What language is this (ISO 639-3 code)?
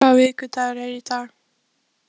isl